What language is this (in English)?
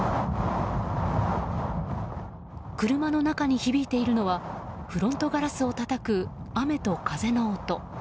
Japanese